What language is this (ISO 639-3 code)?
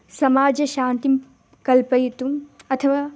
san